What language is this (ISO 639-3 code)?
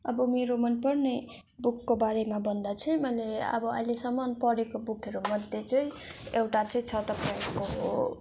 nep